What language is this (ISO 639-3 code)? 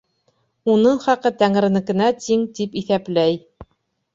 bak